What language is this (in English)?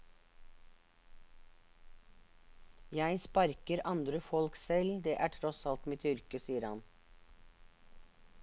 Norwegian